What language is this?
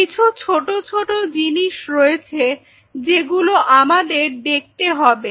Bangla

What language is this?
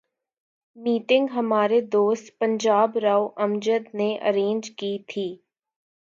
Urdu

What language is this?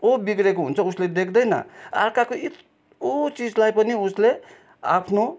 Nepali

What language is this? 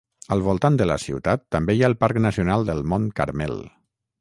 Catalan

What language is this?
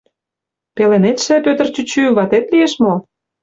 Mari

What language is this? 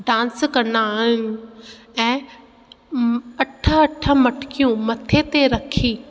Sindhi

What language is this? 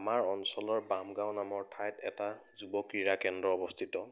Assamese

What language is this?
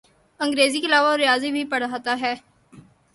Urdu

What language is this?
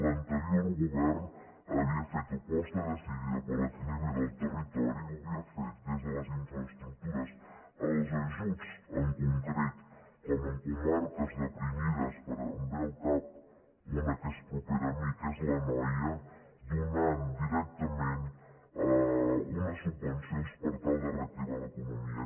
Catalan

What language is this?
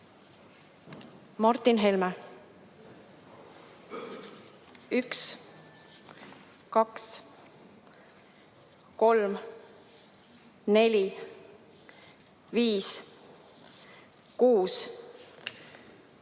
Estonian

